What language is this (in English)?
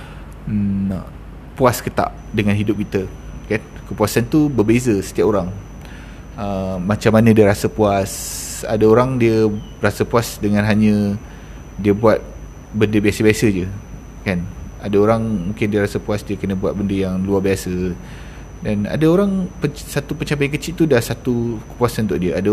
Malay